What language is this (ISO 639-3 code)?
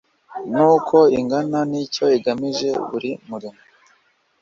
kin